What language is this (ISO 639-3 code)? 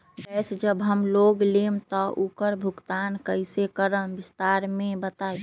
mag